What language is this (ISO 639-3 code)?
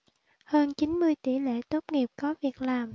vie